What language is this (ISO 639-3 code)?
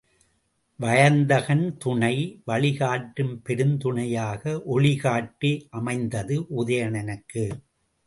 tam